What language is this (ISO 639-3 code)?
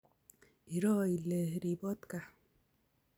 kln